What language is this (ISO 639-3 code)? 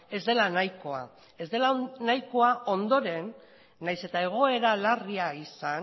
eus